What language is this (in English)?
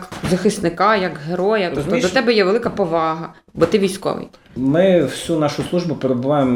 Ukrainian